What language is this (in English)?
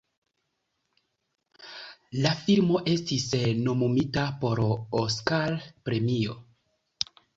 Esperanto